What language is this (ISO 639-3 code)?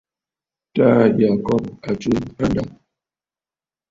bfd